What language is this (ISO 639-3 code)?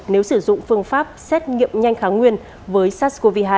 vie